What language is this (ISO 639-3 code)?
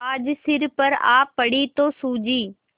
hin